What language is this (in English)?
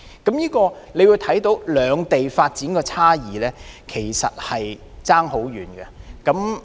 Cantonese